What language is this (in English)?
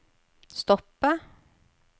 Norwegian